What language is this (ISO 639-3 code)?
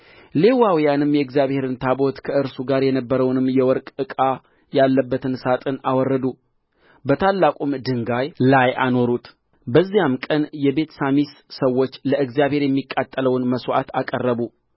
amh